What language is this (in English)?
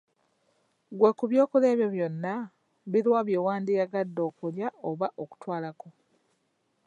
Ganda